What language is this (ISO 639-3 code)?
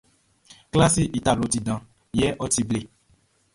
bci